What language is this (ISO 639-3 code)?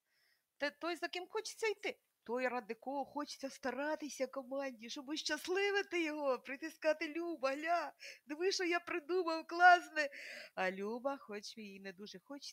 ukr